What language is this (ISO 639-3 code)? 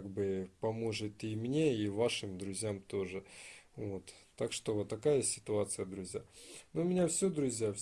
rus